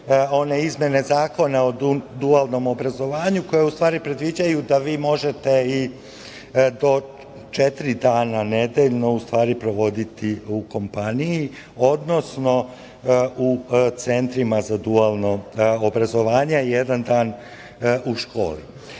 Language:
Serbian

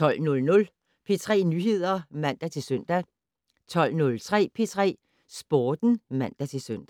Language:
Danish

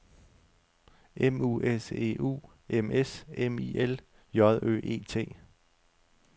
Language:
Danish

